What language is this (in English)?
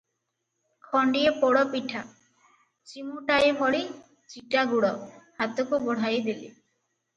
Odia